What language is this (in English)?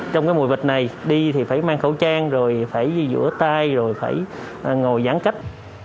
Vietnamese